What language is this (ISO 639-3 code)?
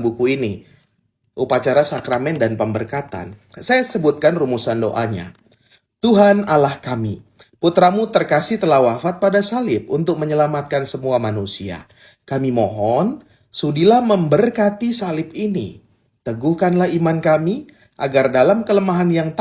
ind